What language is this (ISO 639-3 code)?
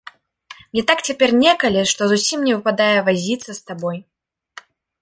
bel